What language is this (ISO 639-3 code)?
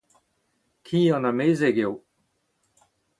bre